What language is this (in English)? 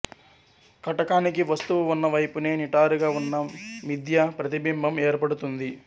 Telugu